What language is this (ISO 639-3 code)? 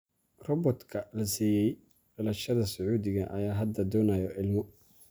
som